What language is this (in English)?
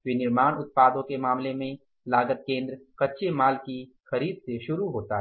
Hindi